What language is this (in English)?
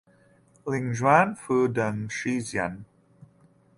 Chinese